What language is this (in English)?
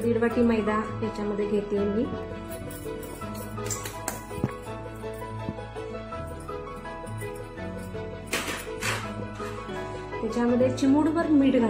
Hindi